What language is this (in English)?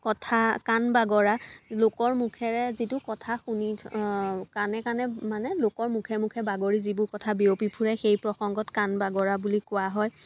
Assamese